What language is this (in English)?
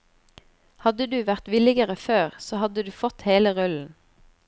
Norwegian